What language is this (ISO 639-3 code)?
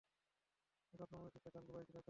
ben